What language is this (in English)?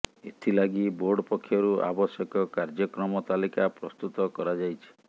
Odia